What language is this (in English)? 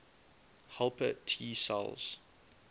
English